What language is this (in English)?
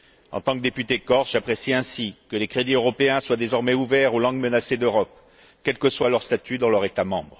French